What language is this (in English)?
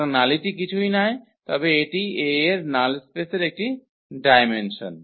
Bangla